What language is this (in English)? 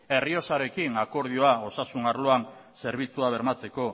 Basque